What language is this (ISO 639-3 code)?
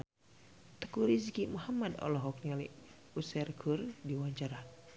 sun